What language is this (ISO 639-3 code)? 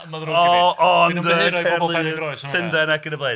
cym